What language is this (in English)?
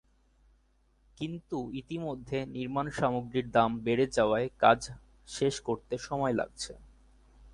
Bangla